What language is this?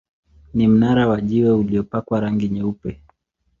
Swahili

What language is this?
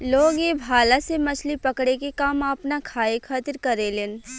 Bhojpuri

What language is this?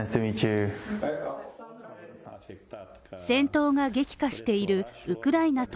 Japanese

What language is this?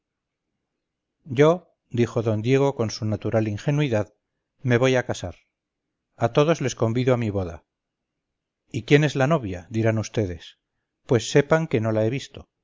Spanish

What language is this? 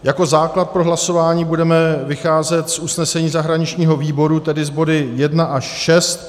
Czech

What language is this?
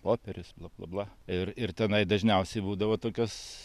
Lithuanian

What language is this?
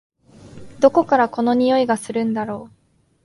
Japanese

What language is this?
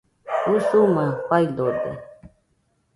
Nüpode Huitoto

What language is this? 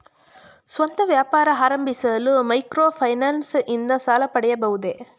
Kannada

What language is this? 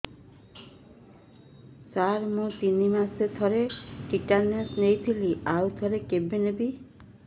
Odia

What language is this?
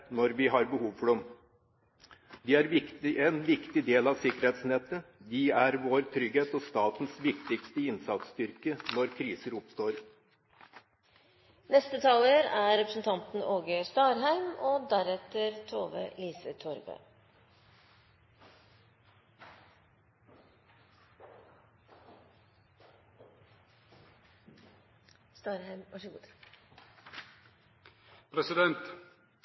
Norwegian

